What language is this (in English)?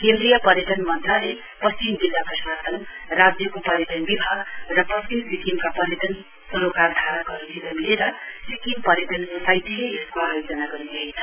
Nepali